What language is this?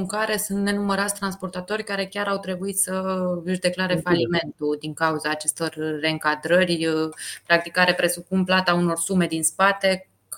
Romanian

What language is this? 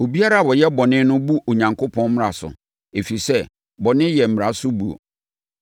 Akan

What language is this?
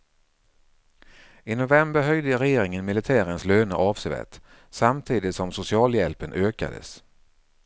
Swedish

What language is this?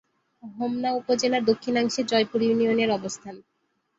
Bangla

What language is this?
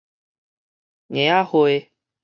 Min Nan Chinese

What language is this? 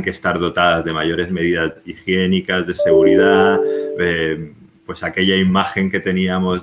Spanish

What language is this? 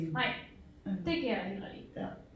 Danish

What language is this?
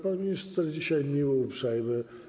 Polish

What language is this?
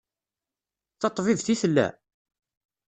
Kabyle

